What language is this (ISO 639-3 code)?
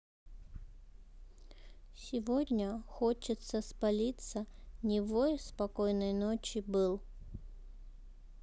rus